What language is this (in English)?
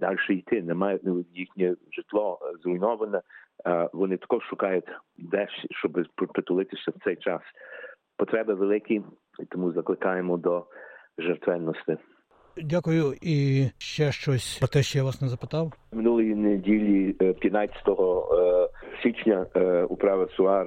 Ukrainian